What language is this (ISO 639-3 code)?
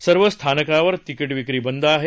mar